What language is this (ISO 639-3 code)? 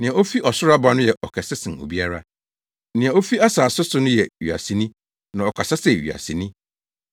aka